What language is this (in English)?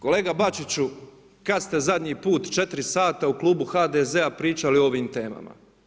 Croatian